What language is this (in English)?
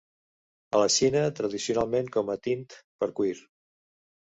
Catalan